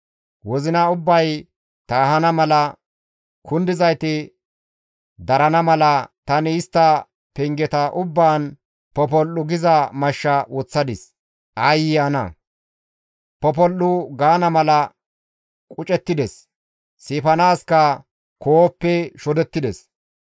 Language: Gamo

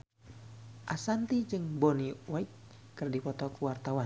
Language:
Sundanese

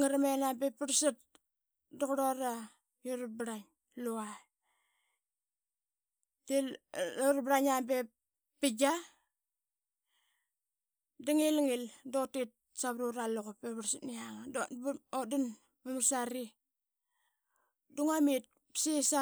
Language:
Qaqet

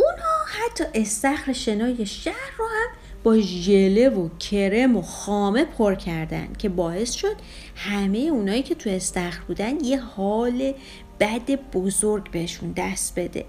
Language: Persian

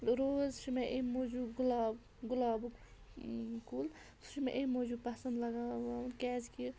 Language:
Kashmiri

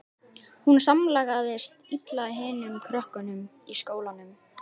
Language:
Icelandic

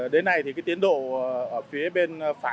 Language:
Vietnamese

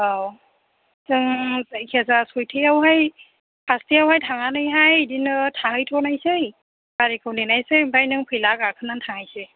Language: Bodo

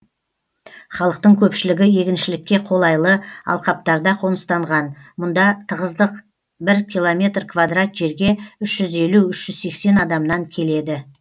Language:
Kazakh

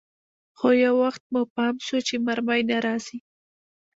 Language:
Pashto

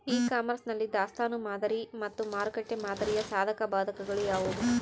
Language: Kannada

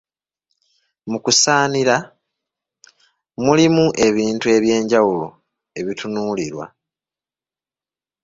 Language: Ganda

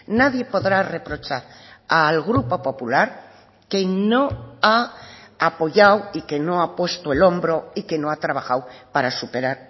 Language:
Spanish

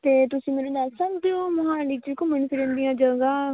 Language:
Punjabi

